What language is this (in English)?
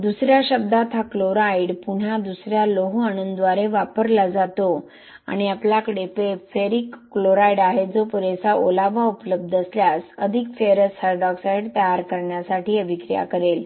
Marathi